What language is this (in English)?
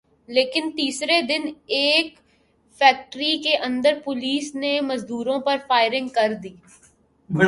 Urdu